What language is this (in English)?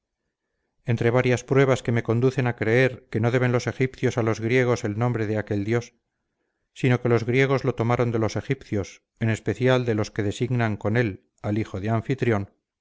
Spanish